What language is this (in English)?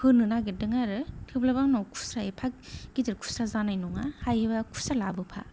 Bodo